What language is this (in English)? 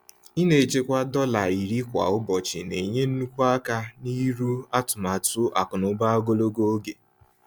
Igbo